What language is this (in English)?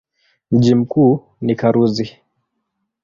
Swahili